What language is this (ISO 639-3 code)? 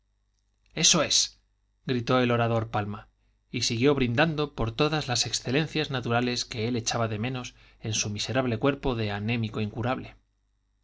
spa